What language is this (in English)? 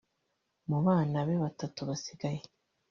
Kinyarwanda